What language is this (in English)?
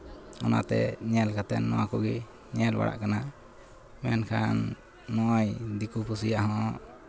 Santali